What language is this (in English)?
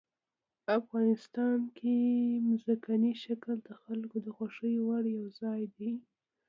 Pashto